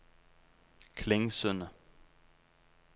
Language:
Norwegian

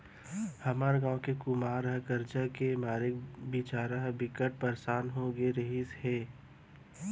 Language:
Chhattisgarhi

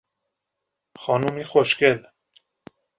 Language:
Persian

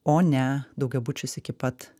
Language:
Lithuanian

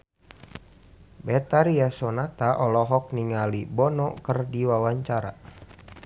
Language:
Sundanese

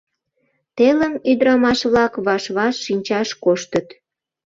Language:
Mari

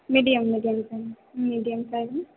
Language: Hindi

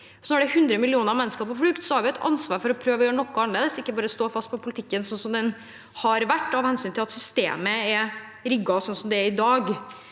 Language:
Norwegian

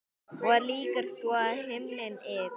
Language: Icelandic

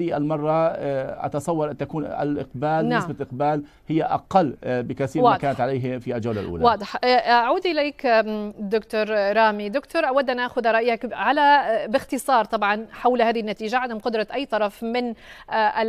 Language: Arabic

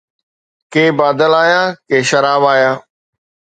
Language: Sindhi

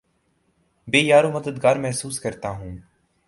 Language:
Urdu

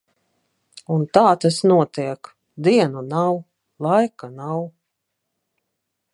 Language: Latvian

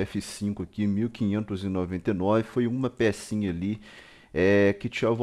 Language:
Portuguese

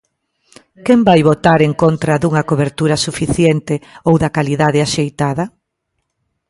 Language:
Galician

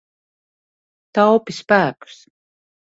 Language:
Latvian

